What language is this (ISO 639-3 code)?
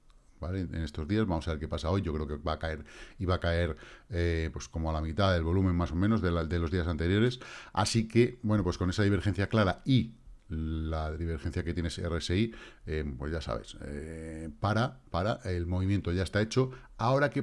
spa